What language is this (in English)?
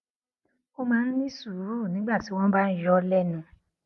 Yoruba